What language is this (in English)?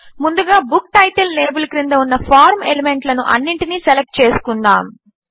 Telugu